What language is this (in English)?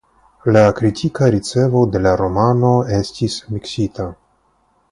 Esperanto